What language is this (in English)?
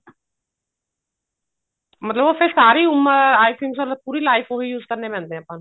Punjabi